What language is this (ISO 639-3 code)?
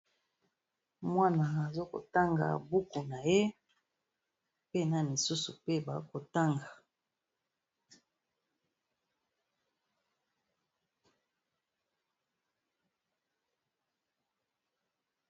lin